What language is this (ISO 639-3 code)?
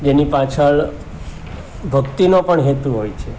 guj